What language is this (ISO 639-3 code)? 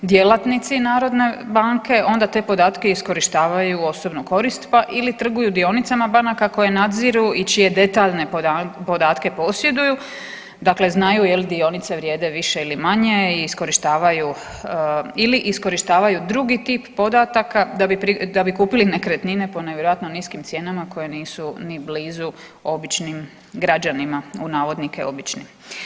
hrv